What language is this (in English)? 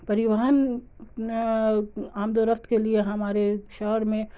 Urdu